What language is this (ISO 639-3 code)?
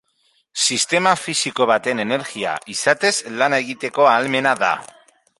eus